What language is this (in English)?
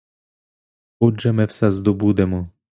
Ukrainian